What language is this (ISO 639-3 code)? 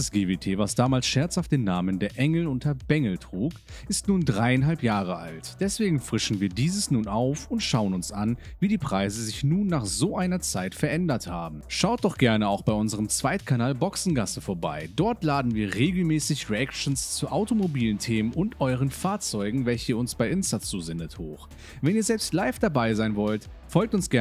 deu